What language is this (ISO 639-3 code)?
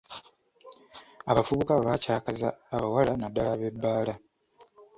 lug